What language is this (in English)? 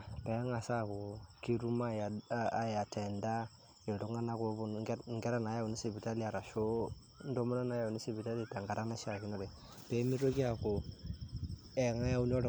Masai